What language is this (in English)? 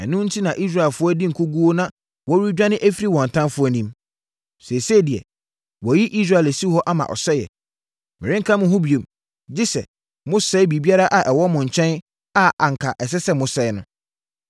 Akan